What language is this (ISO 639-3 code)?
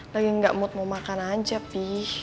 ind